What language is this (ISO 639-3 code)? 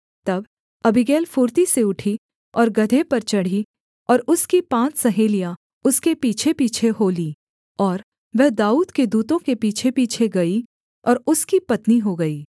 hin